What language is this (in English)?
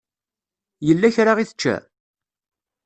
Kabyle